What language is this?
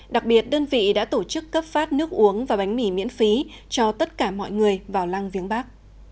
Vietnamese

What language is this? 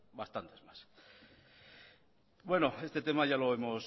Spanish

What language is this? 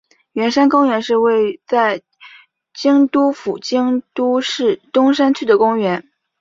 Chinese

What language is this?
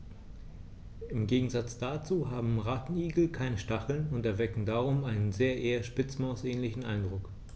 German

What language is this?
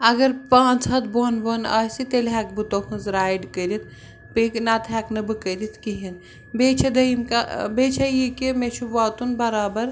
Kashmiri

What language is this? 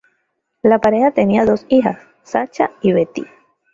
Spanish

